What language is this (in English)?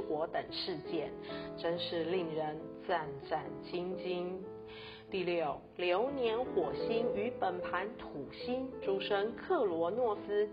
Chinese